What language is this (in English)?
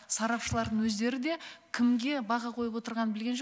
Kazakh